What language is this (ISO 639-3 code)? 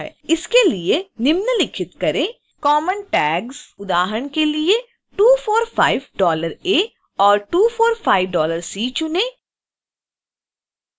hin